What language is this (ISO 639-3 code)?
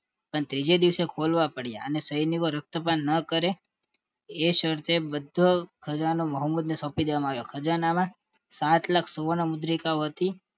guj